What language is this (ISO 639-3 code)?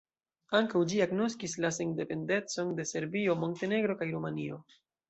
epo